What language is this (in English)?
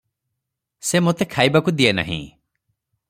Odia